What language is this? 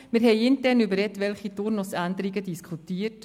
Swiss German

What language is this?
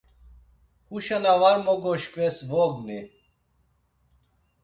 Laz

